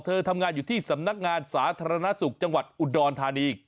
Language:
Thai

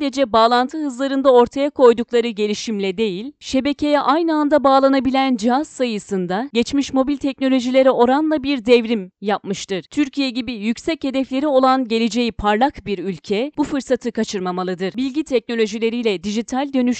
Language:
Turkish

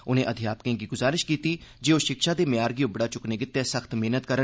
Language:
Dogri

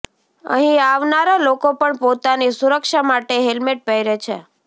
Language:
Gujarati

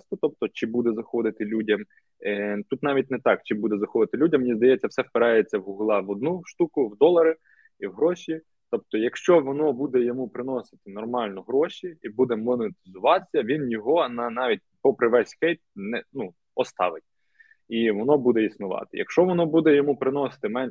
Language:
Ukrainian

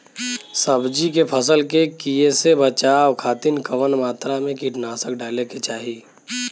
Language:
Bhojpuri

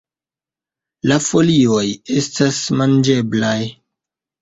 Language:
Esperanto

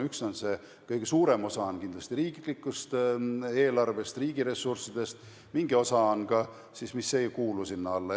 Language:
Estonian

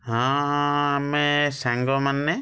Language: Odia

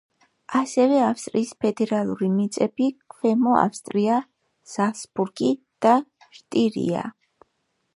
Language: Georgian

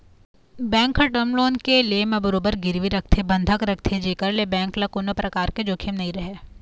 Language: Chhattisgarhi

